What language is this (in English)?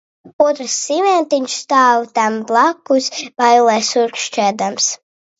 Latvian